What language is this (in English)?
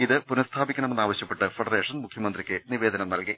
Malayalam